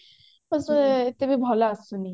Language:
Odia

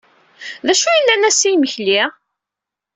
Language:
Kabyle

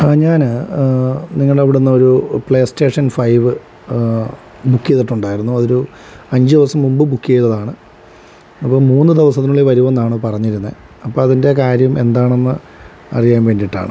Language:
Malayalam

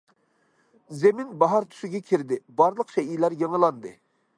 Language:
Uyghur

